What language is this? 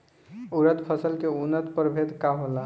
Bhojpuri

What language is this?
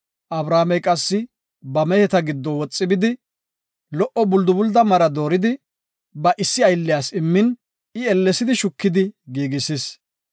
Gofa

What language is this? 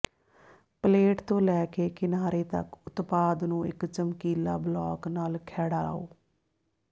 Punjabi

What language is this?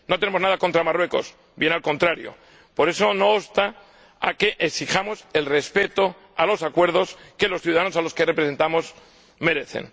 Spanish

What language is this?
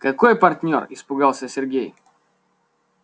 Russian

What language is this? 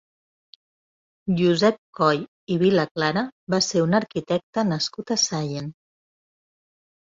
Catalan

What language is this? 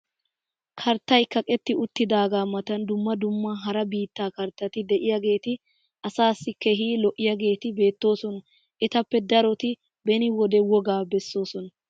Wolaytta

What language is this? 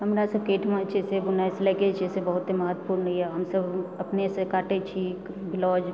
Maithili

